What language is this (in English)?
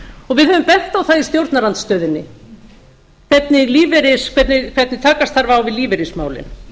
Icelandic